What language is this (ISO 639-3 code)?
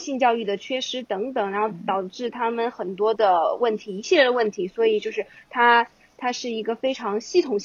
zho